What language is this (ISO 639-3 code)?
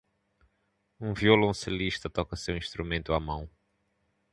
por